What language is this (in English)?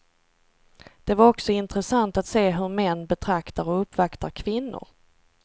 Swedish